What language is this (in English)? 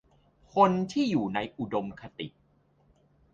Thai